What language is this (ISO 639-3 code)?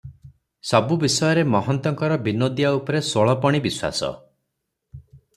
ori